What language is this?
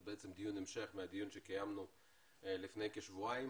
Hebrew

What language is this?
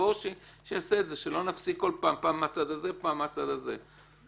Hebrew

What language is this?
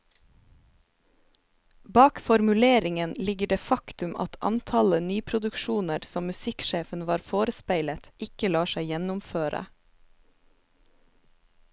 Norwegian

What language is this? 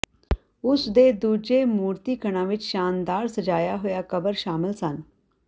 Punjabi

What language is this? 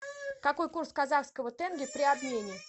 Russian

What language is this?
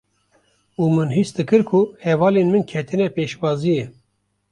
Kurdish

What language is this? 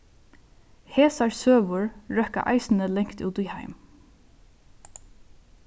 Faroese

